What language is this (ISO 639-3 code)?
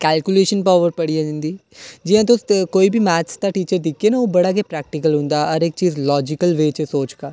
doi